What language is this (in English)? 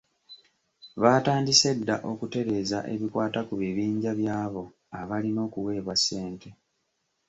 Ganda